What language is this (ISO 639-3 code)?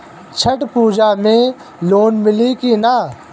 bho